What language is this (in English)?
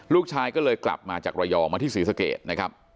Thai